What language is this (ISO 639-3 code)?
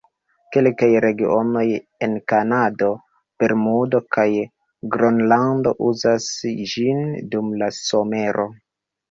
epo